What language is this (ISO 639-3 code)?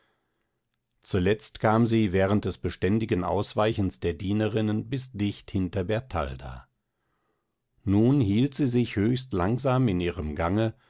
deu